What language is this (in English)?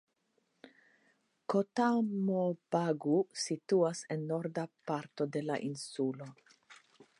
Esperanto